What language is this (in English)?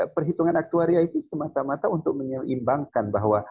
Indonesian